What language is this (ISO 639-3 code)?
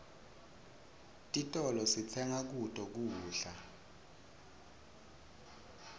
ssw